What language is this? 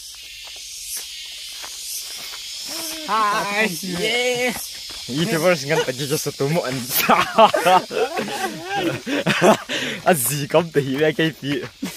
Thai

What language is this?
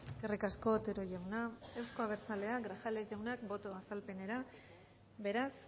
Basque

